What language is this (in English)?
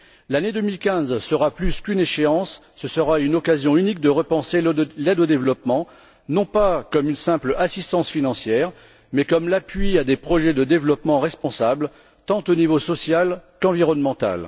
French